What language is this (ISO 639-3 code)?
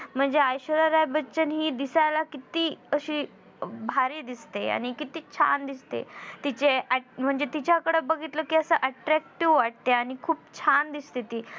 mar